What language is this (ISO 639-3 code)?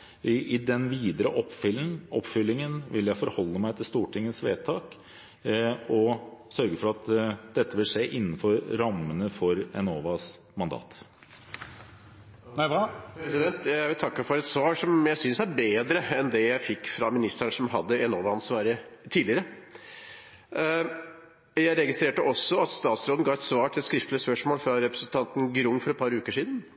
nob